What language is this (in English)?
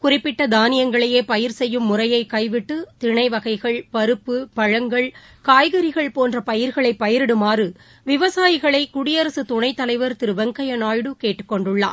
Tamil